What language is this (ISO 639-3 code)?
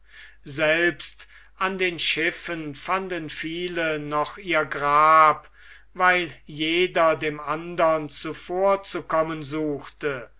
deu